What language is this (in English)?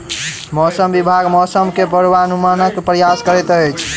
Maithili